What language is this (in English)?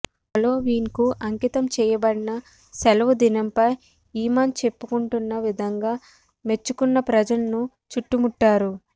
Telugu